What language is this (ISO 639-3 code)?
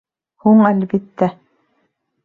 bak